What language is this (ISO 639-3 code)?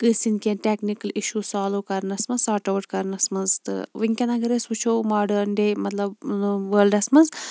kas